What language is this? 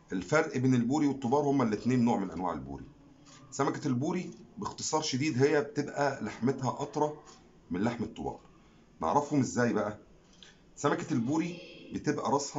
Arabic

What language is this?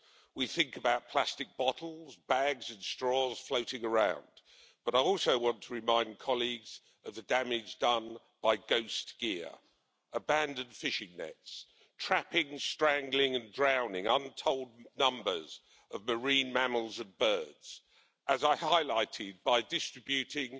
English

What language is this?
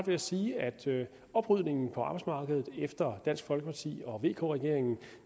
Danish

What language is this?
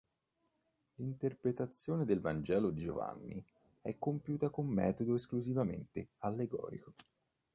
Italian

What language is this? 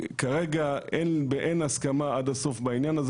Hebrew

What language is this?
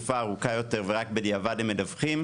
Hebrew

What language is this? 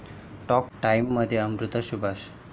Marathi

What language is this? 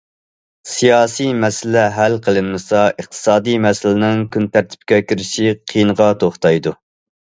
Uyghur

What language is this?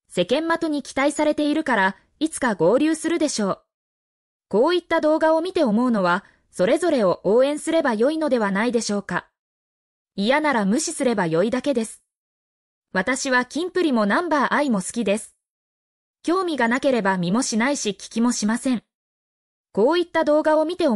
Japanese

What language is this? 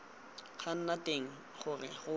Tswana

